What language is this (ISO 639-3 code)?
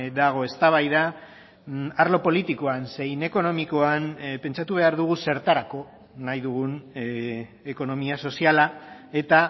eus